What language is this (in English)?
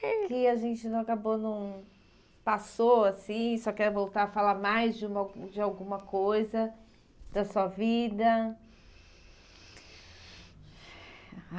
Portuguese